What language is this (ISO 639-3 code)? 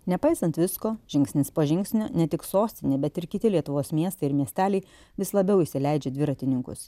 lit